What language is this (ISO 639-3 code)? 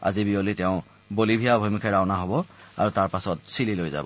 asm